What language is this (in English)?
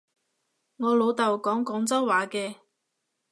Cantonese